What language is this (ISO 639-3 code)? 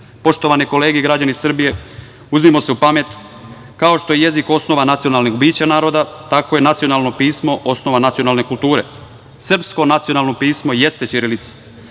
srp